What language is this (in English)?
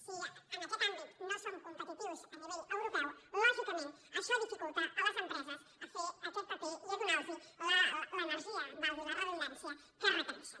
Catalan